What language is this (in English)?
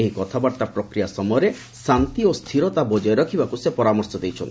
Odia